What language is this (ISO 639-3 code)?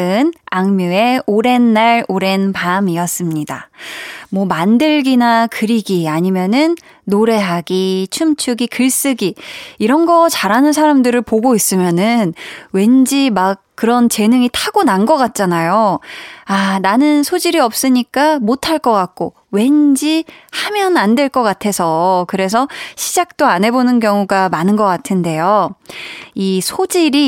kor